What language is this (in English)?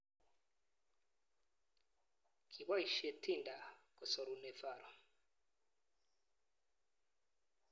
Kalenjin